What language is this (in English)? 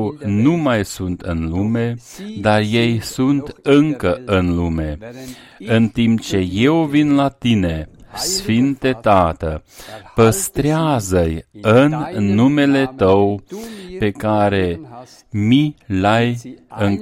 Romanian